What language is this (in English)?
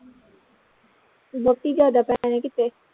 Punjabi